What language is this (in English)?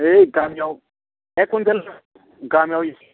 Bodo